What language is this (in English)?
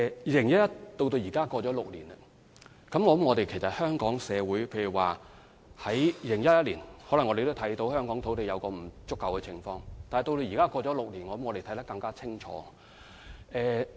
Cantonese